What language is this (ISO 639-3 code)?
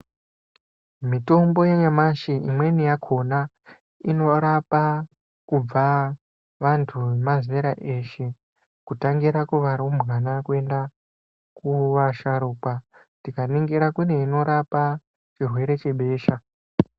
ndc